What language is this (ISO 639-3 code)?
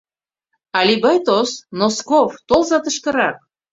chm